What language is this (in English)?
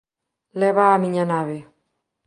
Galician